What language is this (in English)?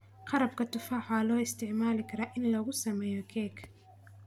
Somali